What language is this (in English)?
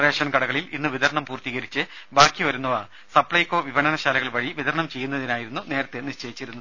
Malayalam